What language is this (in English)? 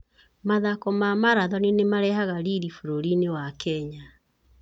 Kikuyu